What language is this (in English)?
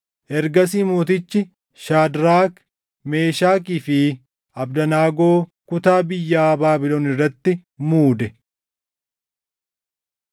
Oromo